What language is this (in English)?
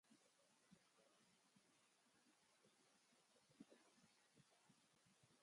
Basque